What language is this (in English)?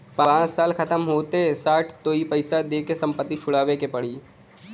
Bhojpuri